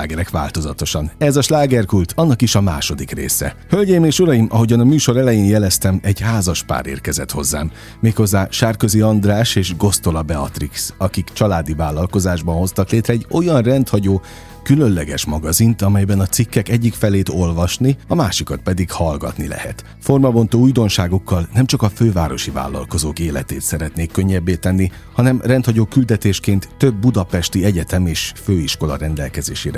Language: Hungarian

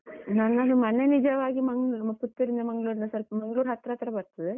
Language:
Kannada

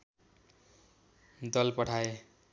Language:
Nepali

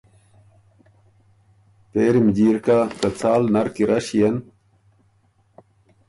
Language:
Ormuri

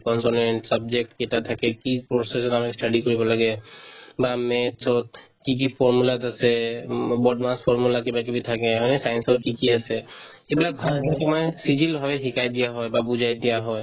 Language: Assamese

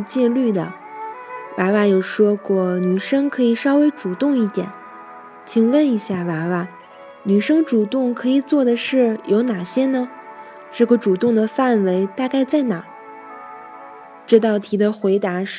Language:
Chinese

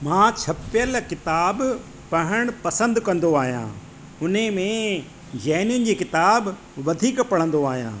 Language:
Sindhi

